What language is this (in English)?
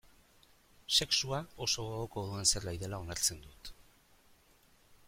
Basque